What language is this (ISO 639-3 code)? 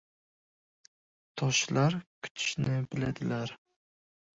uzb